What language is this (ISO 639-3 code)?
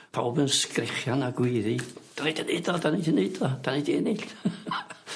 cym